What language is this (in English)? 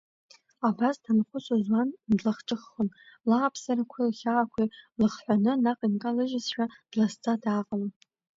Abkhazian